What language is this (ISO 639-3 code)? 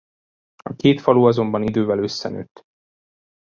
hun